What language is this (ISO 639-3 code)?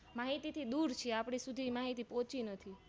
guj